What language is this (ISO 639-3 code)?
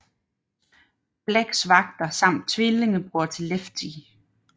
dan